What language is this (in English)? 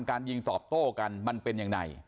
Thai